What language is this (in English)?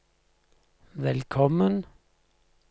Norwegian